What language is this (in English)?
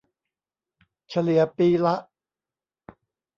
Thai